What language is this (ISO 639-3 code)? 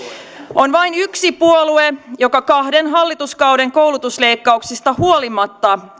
fin